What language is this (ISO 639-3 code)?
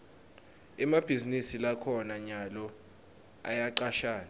ssw